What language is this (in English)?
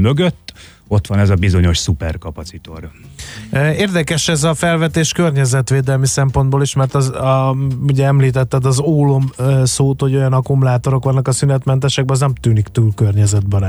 Hungarian